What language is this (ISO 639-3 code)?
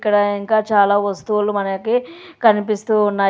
tel